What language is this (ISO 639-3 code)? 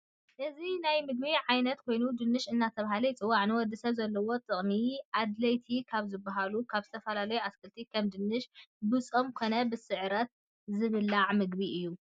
tir